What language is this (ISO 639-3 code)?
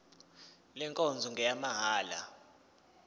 zul